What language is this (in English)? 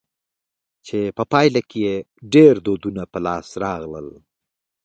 Pashto